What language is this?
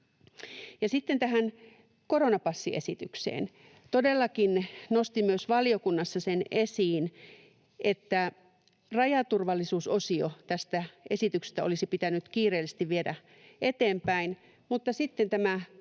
Finnish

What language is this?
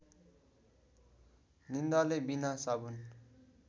Nepali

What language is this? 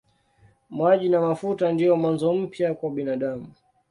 Swahili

